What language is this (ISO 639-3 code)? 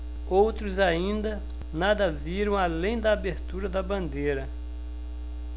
por